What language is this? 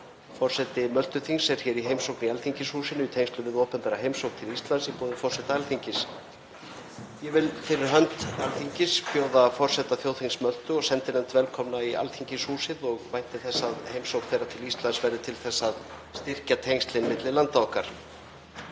Icelandic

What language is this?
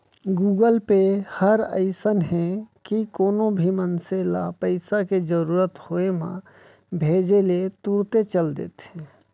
Chhattisgarhi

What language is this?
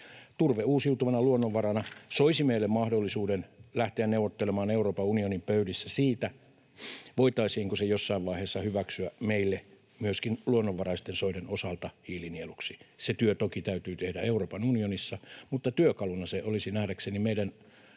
Finnish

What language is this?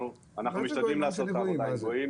Hebrew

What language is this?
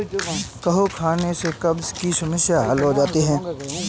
Hindi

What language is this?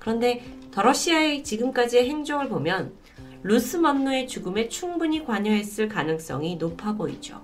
Korean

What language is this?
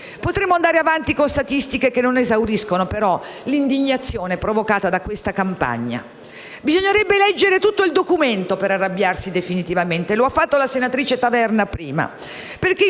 Italian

